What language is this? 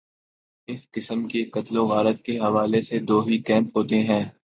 Urdu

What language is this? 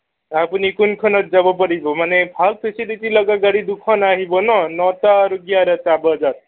Assamese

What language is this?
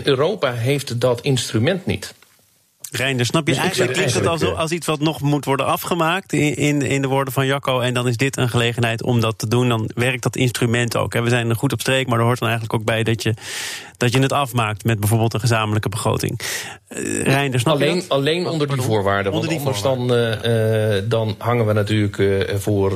Dutch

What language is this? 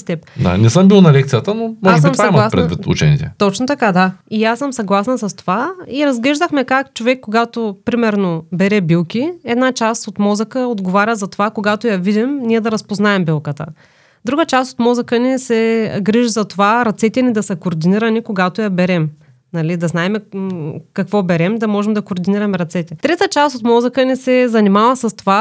Bulgarian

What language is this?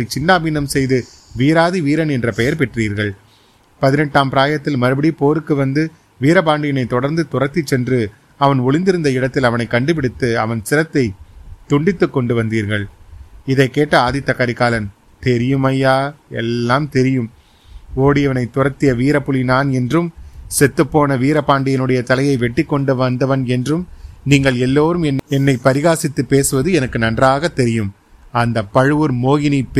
Tamil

